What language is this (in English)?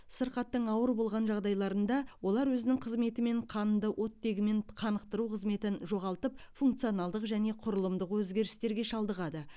Kazakh